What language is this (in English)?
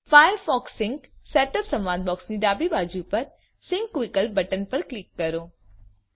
Gujarati